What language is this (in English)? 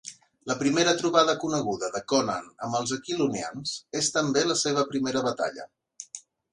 Catalan